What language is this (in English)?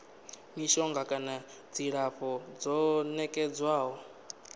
Venda